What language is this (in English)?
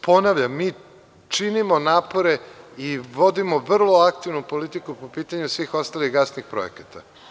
Serbian